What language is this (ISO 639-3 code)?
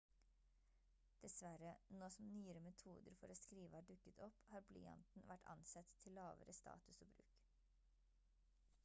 nob